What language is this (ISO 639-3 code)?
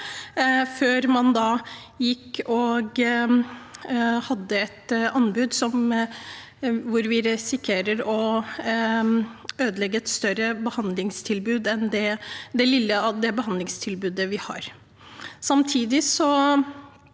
nor